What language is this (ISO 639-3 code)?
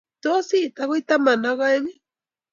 kln